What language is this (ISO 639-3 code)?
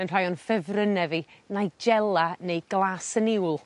cym